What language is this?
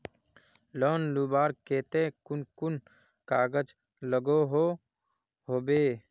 Magahi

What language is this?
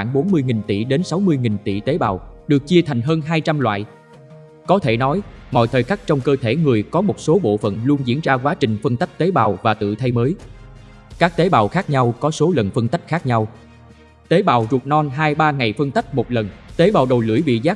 Vietnamese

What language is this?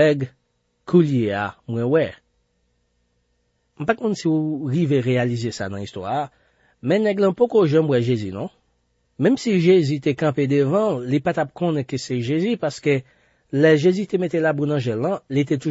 French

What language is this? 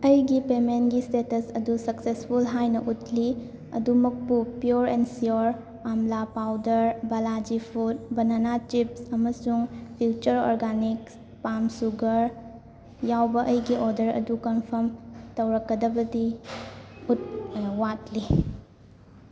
Manipuri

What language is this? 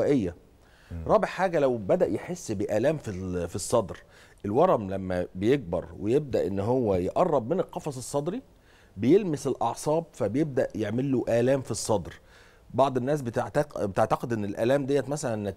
Arabic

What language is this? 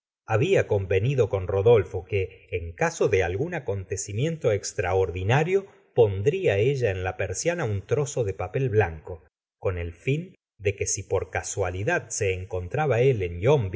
Spanish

